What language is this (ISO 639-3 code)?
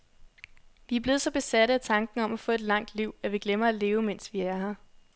dan